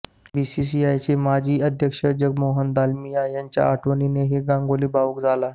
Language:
Marathi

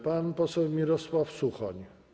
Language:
Polish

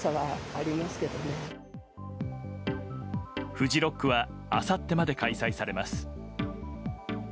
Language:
Japanese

